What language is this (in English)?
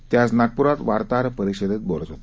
Marathi